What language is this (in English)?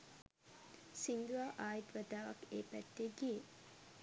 Sinhala